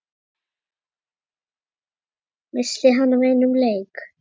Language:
Icelandic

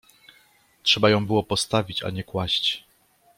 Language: Polish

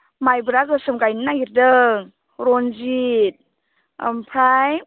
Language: Bodo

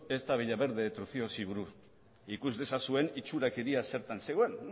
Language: Basque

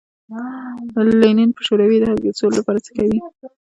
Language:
Pashto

